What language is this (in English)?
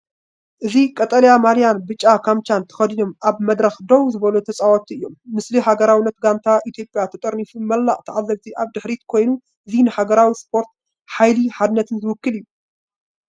Tigrinya